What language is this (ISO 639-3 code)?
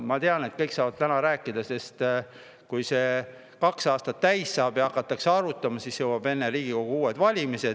est